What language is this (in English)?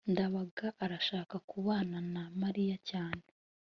Kinyarwanda